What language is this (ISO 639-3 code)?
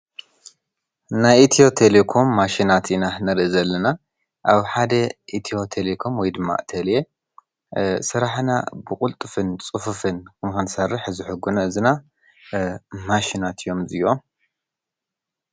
tir